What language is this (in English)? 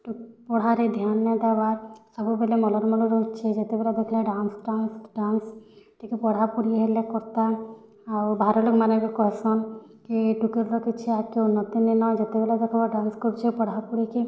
Odia